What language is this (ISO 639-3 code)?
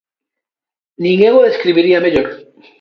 glg